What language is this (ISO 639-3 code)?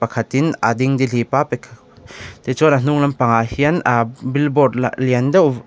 lus